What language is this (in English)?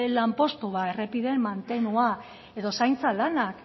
Basque